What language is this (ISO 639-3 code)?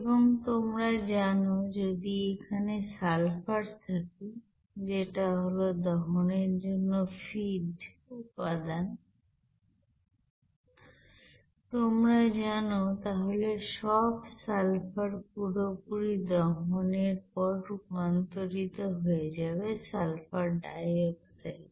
ben